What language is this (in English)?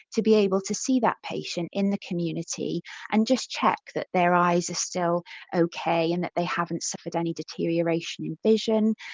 English